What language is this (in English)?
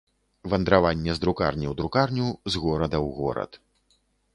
Belarusian